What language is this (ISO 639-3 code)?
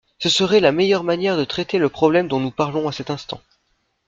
fra